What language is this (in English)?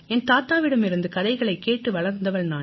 Tamil